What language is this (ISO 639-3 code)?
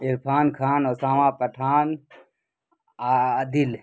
urd